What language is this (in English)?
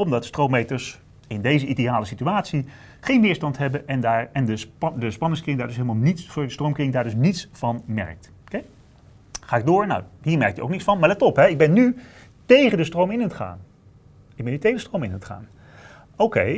Dutch